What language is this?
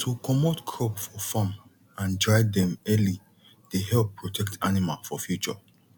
Nigerian Pidgin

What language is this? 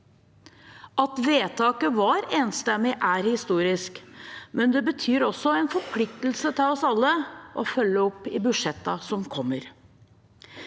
Norwegian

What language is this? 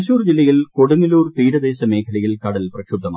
Malayalam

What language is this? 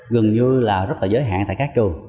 Vietnamese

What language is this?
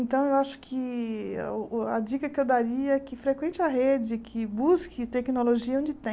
Portuguese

